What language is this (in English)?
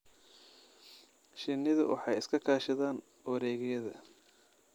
Somali